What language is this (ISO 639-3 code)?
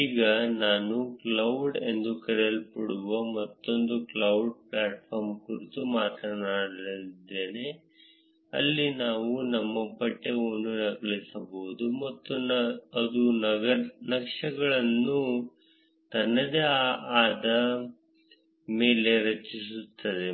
kan